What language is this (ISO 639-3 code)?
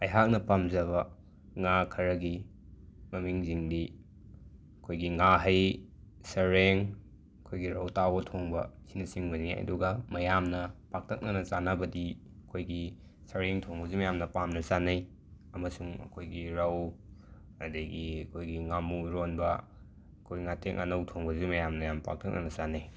mni